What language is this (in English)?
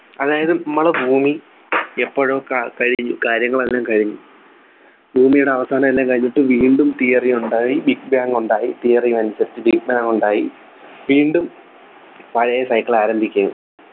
Malayalam